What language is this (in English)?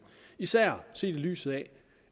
Danish